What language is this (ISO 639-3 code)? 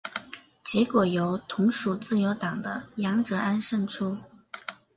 zho